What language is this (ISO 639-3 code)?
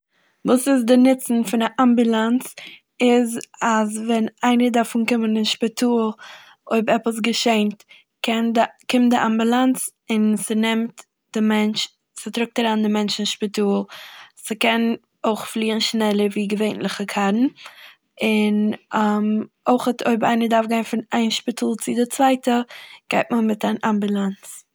yid